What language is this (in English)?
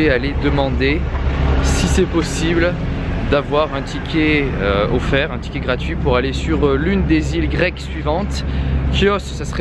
French